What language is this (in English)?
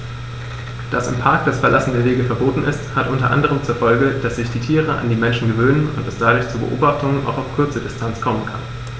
German